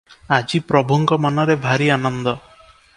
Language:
Odia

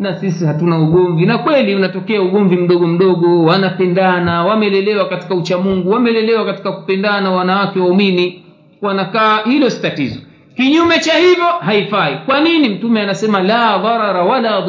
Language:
Swahili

